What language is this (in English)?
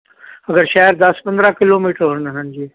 Punjabi